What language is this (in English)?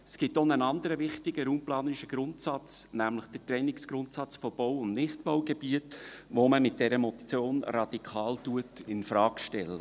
Swiss German